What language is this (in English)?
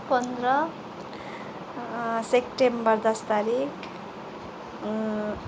Nepali